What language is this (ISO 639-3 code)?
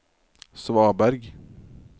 nor